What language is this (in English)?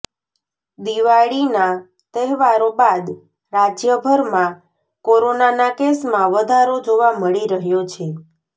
Gujarati